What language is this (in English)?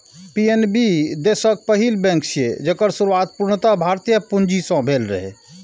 Maithili